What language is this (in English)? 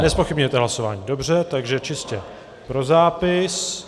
Czech